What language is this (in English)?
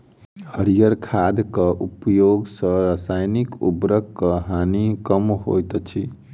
Maithili